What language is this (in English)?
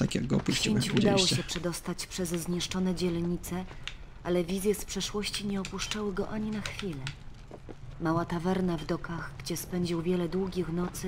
Polish